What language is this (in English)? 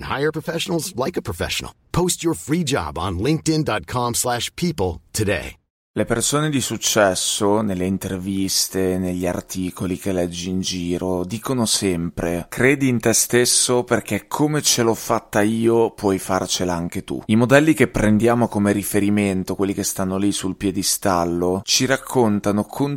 Italian